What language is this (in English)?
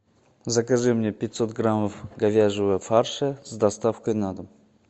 Russian